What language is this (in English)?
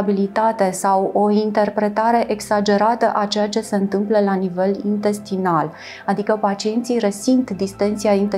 Romanian